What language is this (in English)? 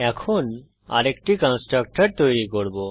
Bangla